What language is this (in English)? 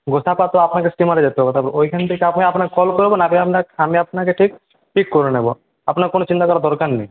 Bangla